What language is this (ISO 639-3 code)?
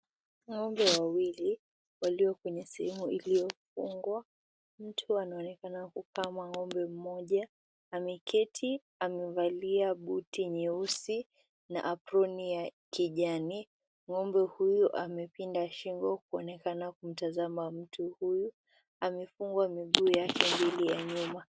swa